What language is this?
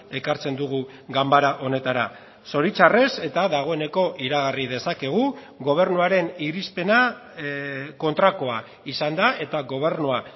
Basque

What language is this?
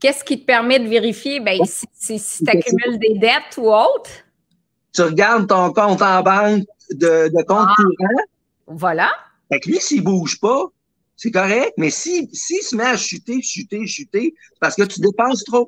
French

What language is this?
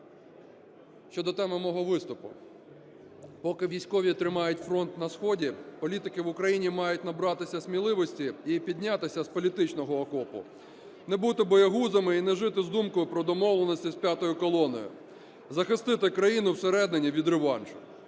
Ukrainian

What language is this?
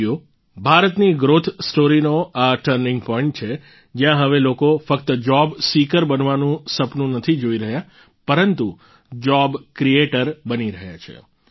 Gujarati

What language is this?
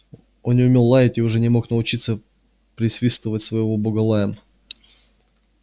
Russian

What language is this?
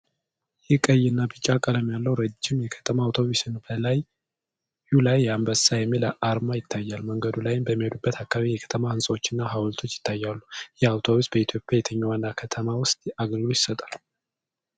Amharic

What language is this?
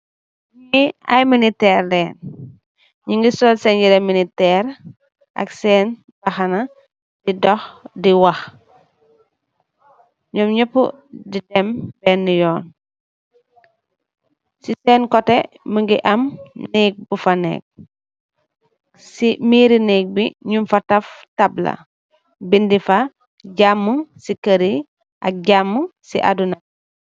Wolof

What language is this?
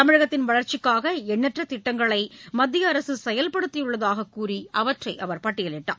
Tamil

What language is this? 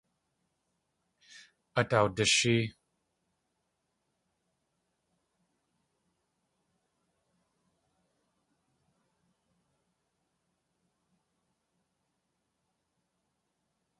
Tlingit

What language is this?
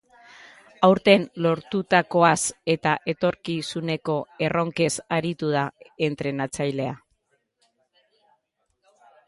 Basque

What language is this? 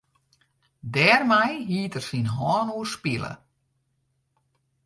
Western Frisian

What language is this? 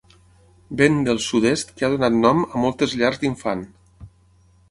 Catalan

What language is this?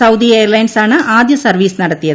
Malayalam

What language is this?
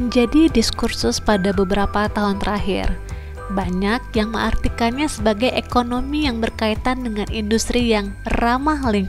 Indonesian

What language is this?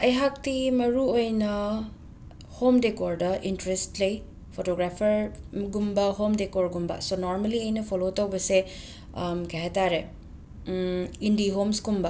Manipuri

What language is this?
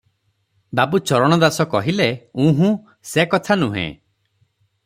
Odia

